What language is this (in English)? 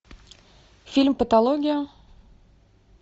Russian